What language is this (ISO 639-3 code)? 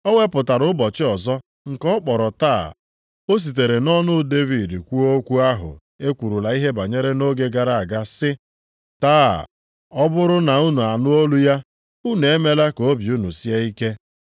ibo